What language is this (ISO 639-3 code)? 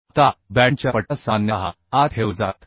mar